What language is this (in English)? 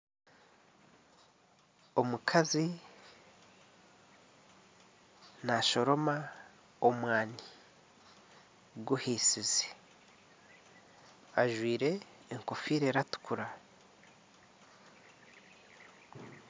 Nyankole